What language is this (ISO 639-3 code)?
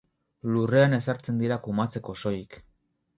eus